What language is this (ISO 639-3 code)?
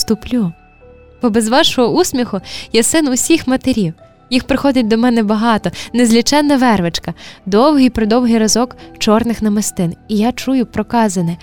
ukr